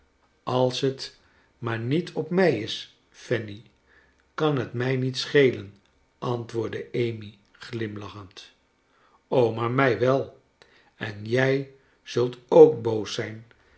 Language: Dutch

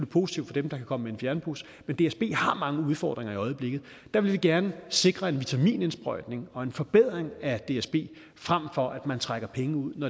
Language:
Danish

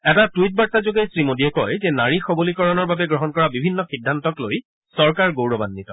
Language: Assamese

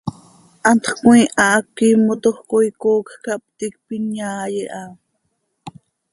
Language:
Seri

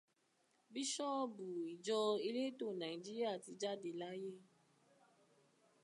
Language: Yoruba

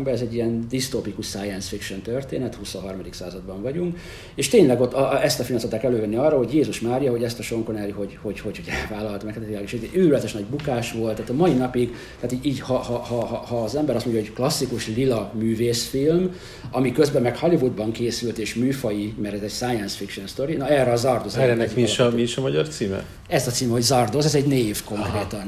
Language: Hungarian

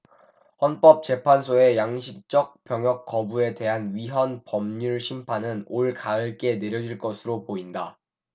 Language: Korean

